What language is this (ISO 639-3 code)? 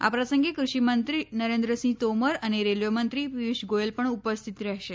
guj